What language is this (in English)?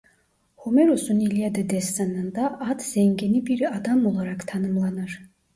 Turkish